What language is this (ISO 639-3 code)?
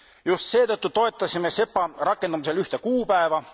est